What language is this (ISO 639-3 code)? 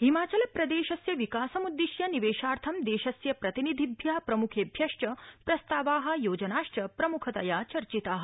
san